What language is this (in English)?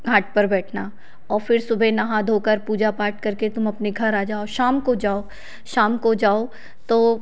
Hindi